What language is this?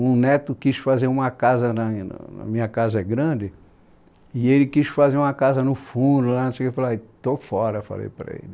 Portuguese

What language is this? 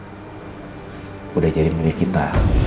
Indonesian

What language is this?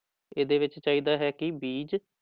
Punjabi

